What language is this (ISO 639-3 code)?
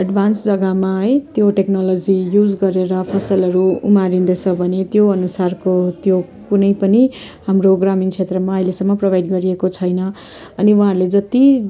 nep